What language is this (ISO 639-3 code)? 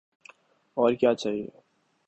urd